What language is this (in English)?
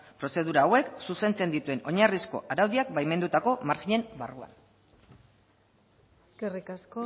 Basque